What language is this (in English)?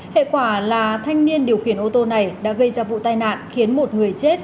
Vietnamese